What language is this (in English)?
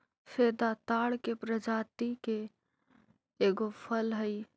Magahi